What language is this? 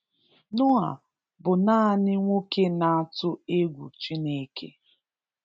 Igbo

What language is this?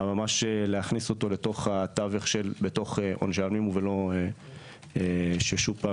Hebrew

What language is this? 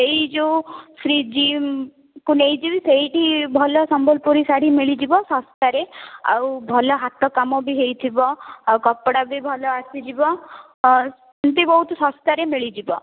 Odia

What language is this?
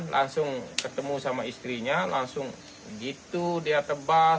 Indonesian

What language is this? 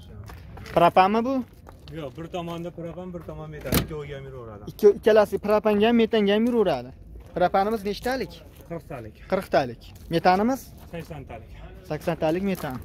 Turkish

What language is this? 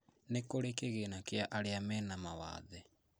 Kikuyu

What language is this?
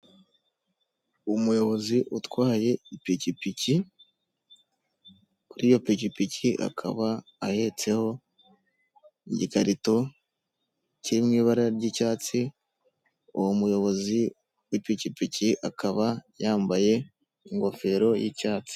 Kinyarwanda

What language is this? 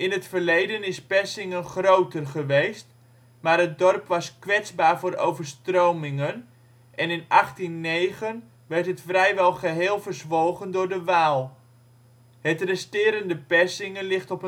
Dutch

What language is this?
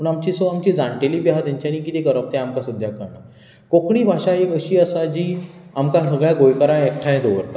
Konkani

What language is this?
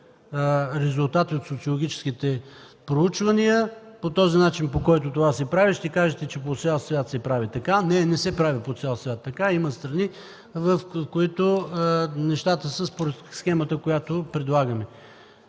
Bulgarian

